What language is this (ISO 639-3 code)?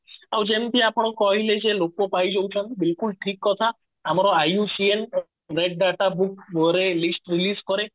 ori